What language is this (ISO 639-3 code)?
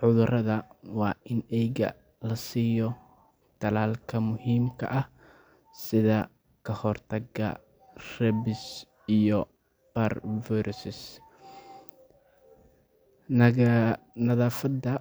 som